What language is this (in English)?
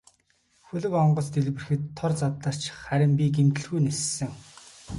Mongolian